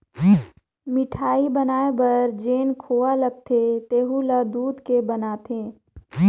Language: Chhattisgarhi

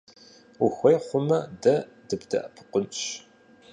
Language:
Kabardian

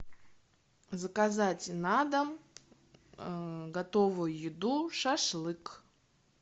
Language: Russian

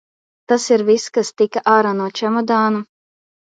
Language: Latvian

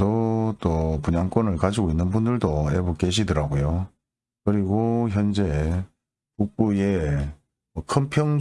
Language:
Korean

